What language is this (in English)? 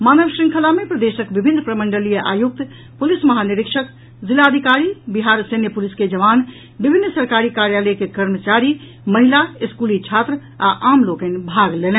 Maithili